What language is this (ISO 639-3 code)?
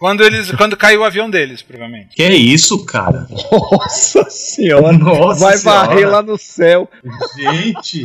por